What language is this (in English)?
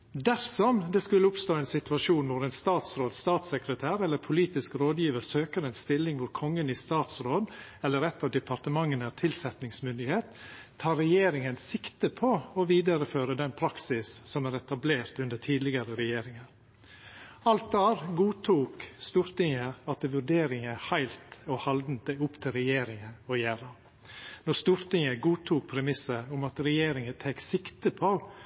Norwegian Nynorsk